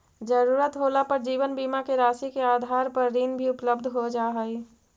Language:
Magahi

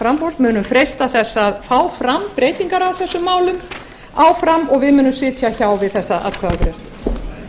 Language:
Icelandic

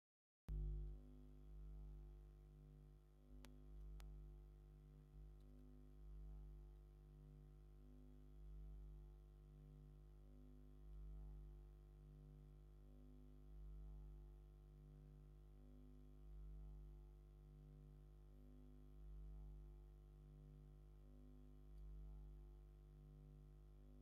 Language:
Tigrinya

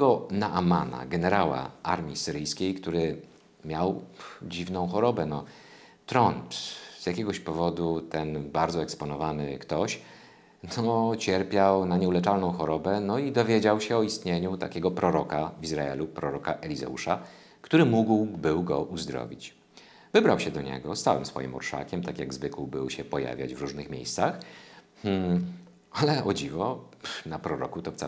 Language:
Polish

